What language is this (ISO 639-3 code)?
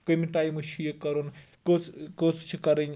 kas